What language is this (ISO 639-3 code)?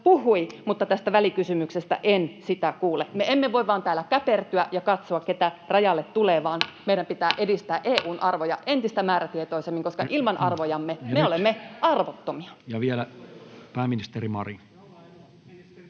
fin